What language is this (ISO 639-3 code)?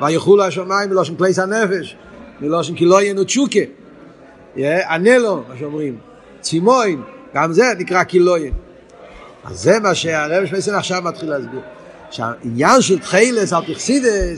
heb